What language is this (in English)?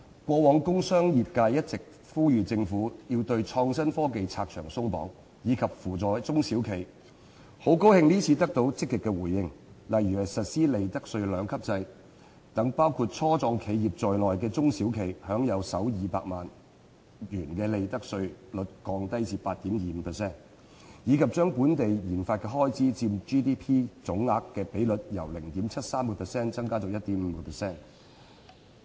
Cantonese